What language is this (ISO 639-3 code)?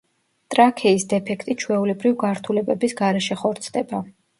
kat